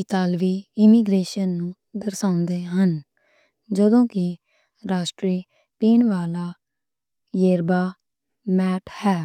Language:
Western Panjabi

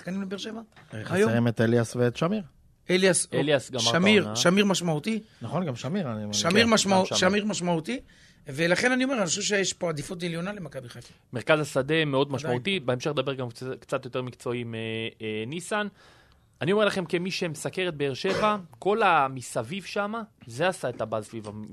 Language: Hebrew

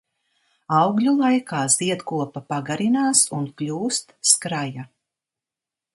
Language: Latvian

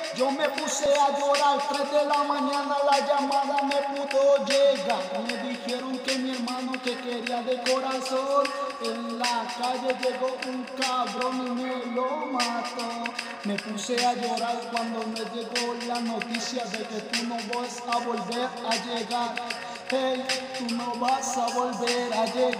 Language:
Romanian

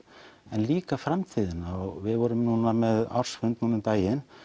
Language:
Icelandic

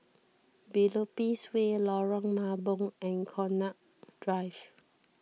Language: English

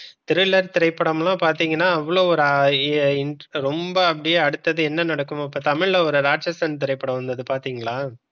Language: Tamil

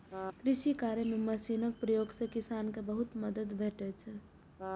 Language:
Maithili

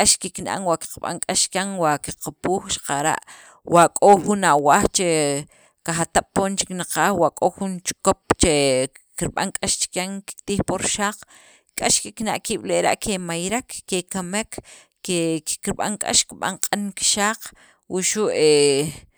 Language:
Sacapulteco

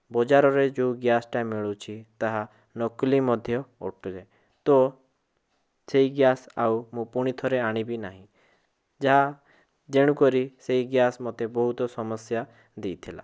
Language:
Odia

